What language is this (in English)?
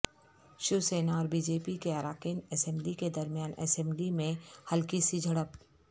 Urdu